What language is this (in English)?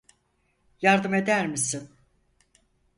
Turkish